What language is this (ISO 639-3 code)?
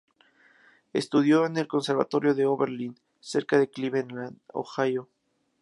spa